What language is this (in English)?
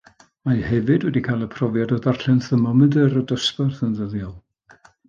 Welsh